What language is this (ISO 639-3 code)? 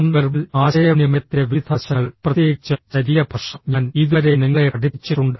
mal